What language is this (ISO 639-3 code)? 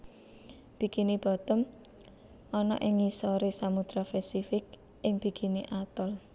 jav